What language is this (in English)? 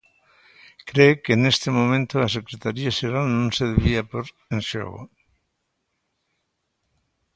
Galician